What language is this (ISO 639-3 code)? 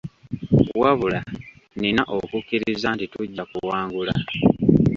lug